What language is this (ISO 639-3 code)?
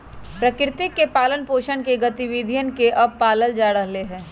mag